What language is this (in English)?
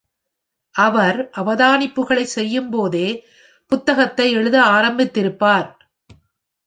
Tamil